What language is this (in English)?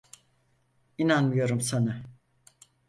Turkish